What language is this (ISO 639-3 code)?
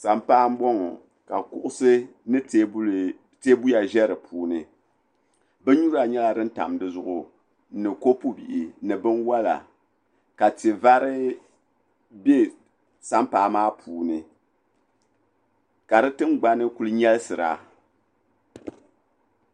dag